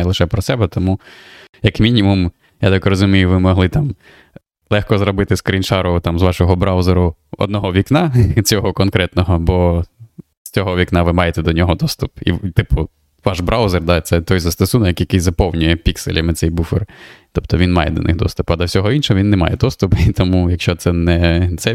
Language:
Ukrainian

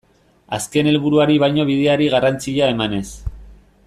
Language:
Basque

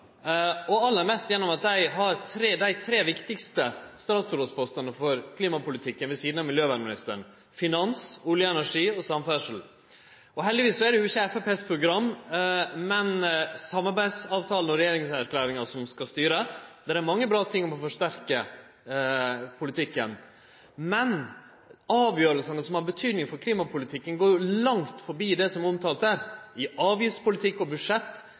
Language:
Norwegian Nynorsk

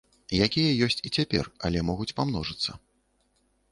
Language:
Belarusian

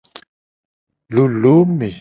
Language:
Gen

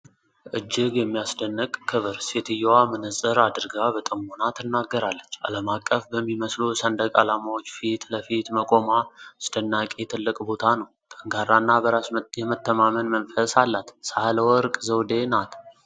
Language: Amharic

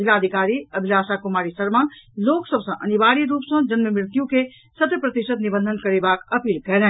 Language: Maithili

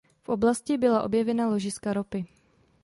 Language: Czech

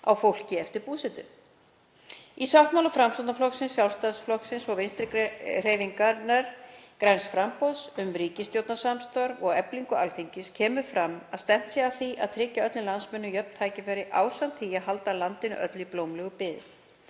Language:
Icelandic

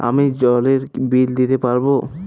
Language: Bangla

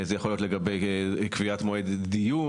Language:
Hebrew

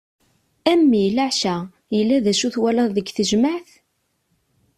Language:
Kabyle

